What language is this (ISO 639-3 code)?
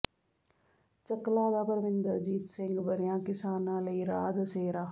pan